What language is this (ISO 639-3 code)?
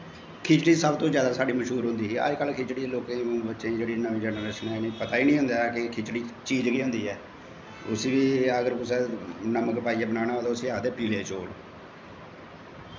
doi